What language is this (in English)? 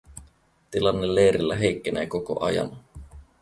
Finnish